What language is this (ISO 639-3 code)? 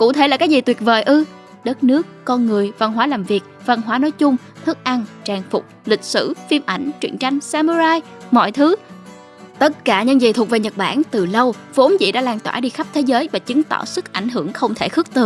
vie